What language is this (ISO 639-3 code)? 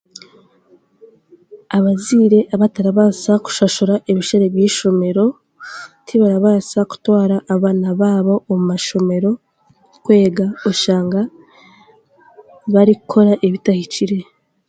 cgg